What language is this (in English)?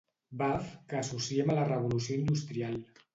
Catalan